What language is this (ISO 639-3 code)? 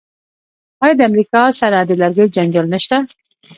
pus